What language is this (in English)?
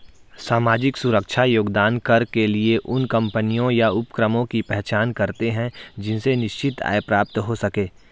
Hindi